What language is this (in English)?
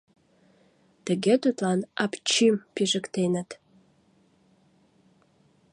Mari